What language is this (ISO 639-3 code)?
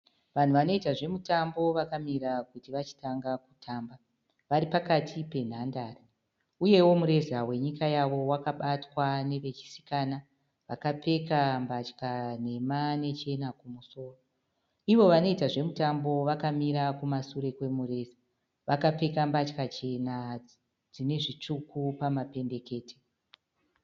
sna